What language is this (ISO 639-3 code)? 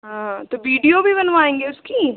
hin